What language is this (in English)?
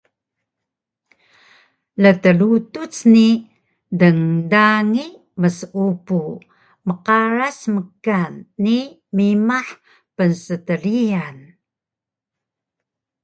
Taroko